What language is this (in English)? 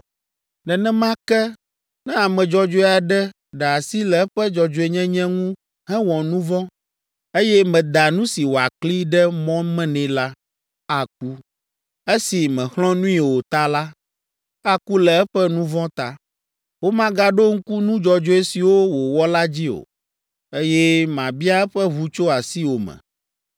Ewe